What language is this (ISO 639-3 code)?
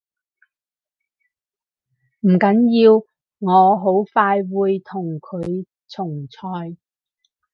yue